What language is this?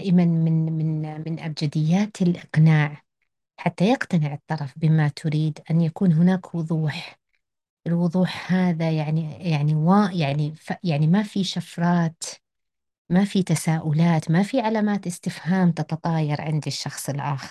Arabic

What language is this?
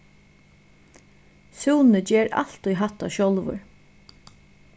Faroese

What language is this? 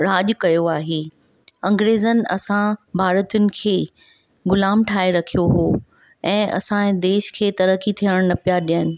Sindhi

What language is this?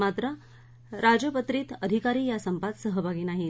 Marathi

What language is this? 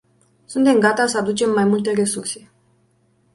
Romanian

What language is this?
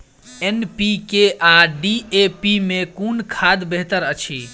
Maithili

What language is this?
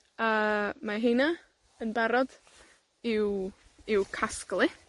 Welsh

